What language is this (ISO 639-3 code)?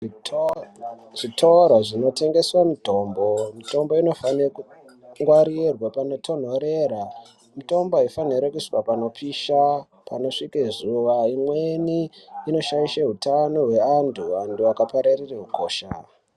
ndc